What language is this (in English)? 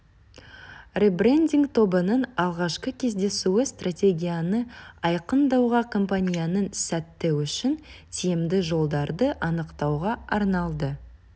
Kazakh